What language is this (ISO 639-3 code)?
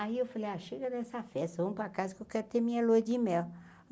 por